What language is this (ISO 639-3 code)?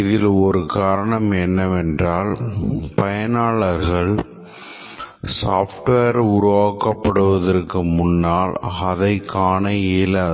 tam